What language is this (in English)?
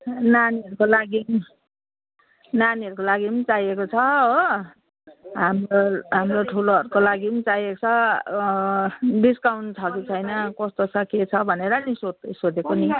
Nepali